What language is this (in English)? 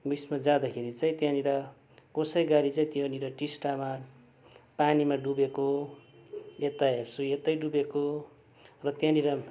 Nepali